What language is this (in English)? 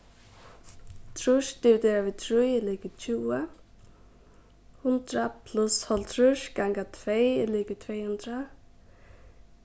Faroese